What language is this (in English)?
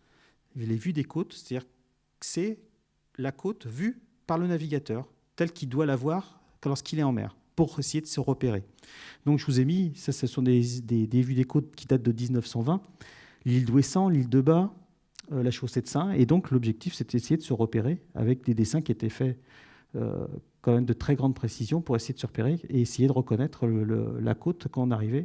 French